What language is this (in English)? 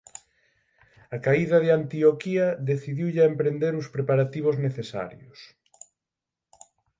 Galician